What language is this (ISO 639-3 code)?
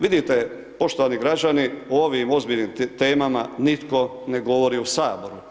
hrv